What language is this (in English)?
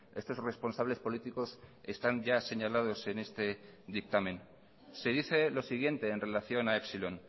Spanish